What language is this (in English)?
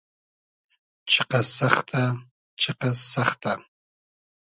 Hazaragi